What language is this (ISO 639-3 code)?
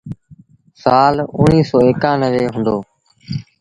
sbn